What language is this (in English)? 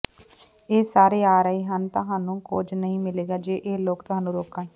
Punjabi